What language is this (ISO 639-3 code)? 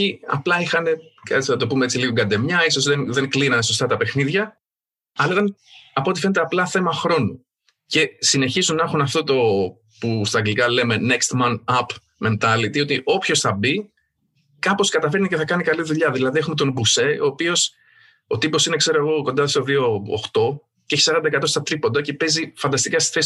ell